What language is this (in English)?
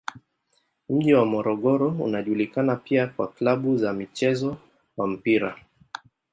Swahili